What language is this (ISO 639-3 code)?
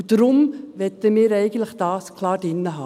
gsw